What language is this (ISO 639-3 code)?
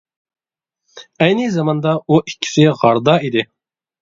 uig